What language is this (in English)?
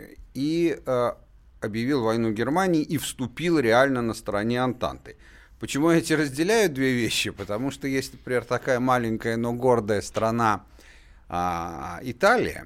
Russian